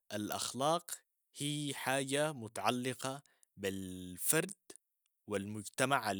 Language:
Sudanese Arabic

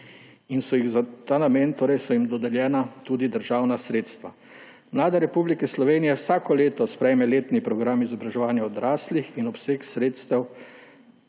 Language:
Slovenian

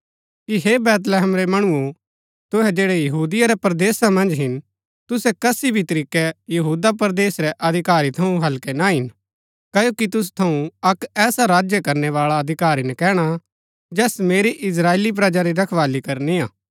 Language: Gaddi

